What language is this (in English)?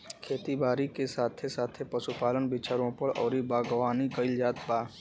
Bhojpuri